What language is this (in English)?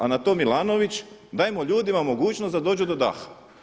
Croatian